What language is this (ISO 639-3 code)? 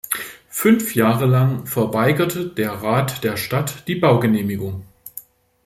deu